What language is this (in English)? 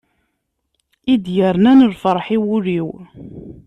Kabyle